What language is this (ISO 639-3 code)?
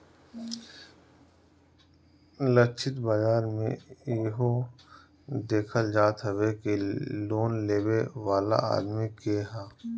bho